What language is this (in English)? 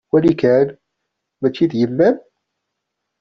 Kabyle